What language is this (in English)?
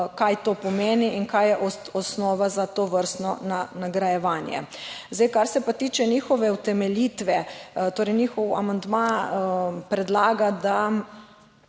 Slovenian